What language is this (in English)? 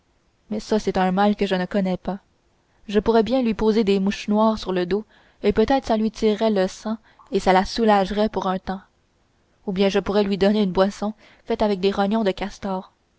French